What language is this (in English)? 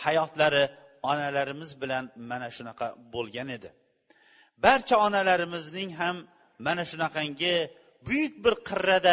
Bulgarian